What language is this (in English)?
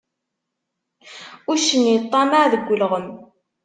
Kabyle